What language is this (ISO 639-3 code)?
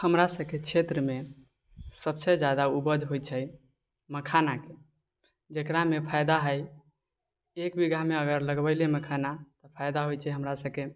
mai